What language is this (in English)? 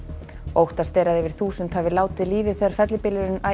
Icelandic